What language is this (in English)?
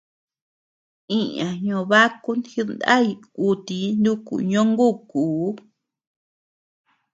Tepeuxila Cuicatec